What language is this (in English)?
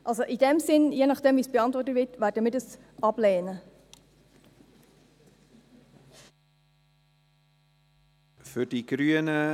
Swiss German